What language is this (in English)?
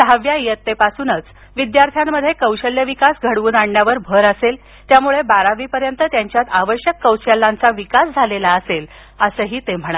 Marathi